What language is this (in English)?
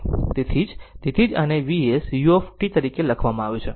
Gujarati